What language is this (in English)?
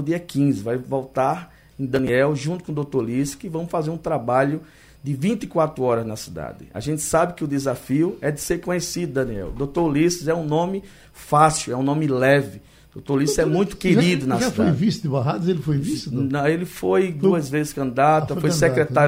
Portuguese